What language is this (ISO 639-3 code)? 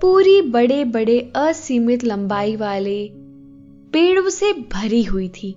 hin